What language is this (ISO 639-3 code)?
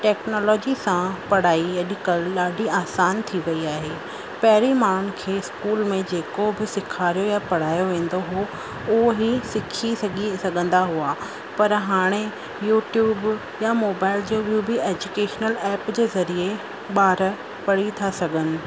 snd